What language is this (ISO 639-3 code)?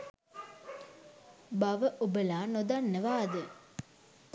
sin